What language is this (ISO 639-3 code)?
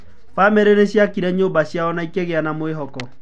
kik